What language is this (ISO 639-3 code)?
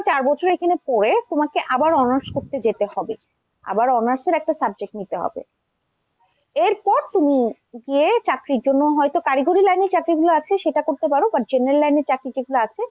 ben